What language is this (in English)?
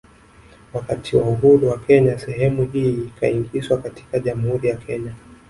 Swahili